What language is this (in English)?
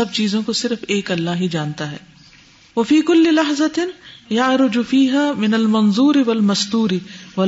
Urdu